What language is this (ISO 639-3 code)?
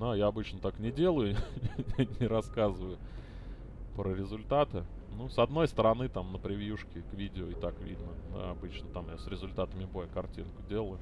rus